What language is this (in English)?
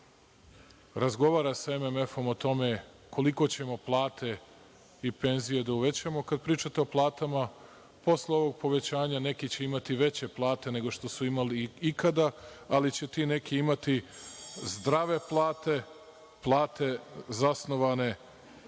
Serbian